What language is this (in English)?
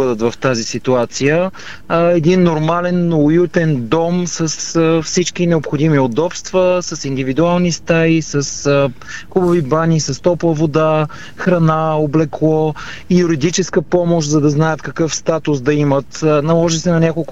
Bulgarian